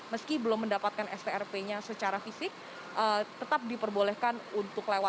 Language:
Indonesian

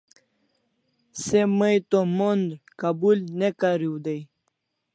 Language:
Kalasha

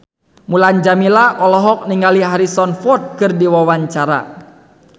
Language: Sundanese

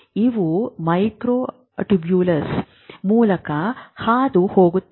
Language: Kannada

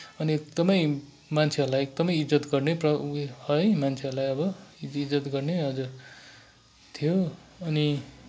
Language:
Nepali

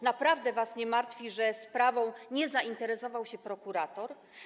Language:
Polish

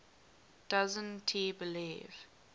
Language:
English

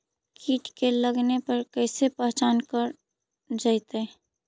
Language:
Magahi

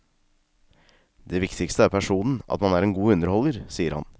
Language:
Norwegian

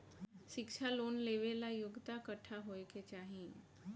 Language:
Bhojpuri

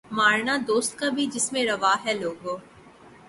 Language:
Urdu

